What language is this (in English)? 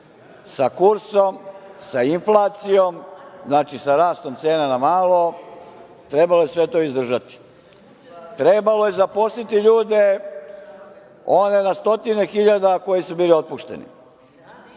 Serbian